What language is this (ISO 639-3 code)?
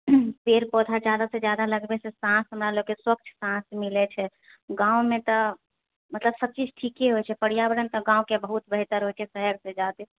mai